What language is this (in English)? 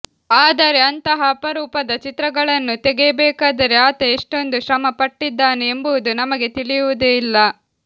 Kannada